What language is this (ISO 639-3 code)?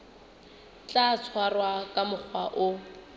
sot